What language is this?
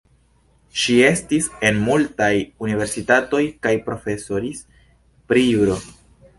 Esperanto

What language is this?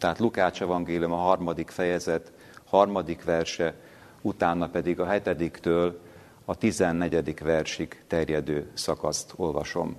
Hungarian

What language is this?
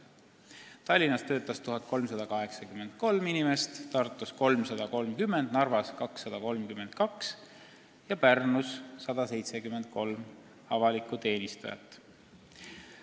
Estonian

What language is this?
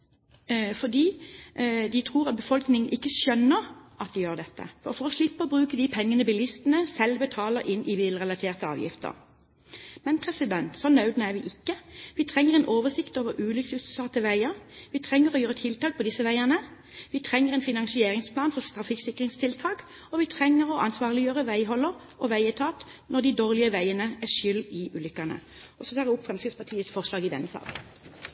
Norwegian Bokmål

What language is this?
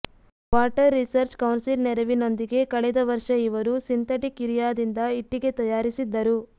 Kannada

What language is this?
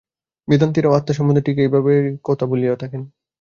Bangla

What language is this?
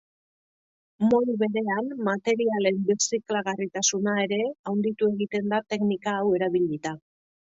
Basque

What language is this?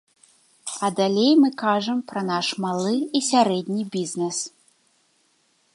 Belarusian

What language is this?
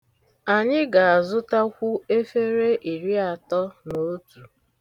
Igbo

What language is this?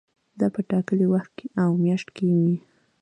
Pashto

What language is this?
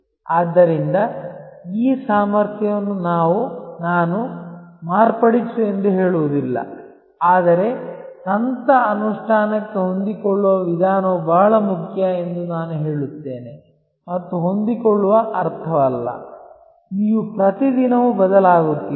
Kannada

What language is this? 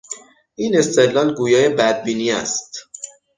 Persian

